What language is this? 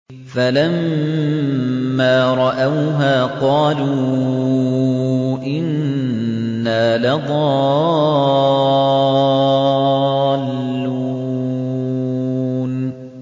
Arabic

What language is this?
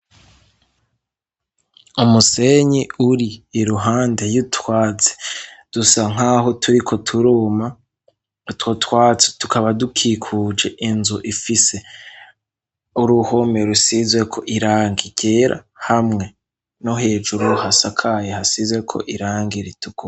Rundi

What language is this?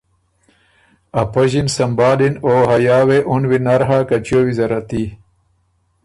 Ormuri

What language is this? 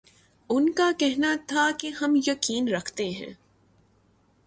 Urdu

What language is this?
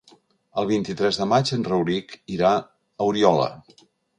Catalan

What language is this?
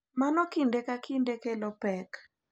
Luo (Kenya and Tanzania)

